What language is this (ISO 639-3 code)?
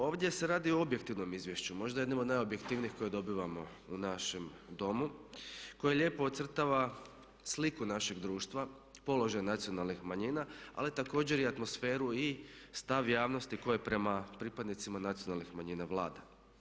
hrv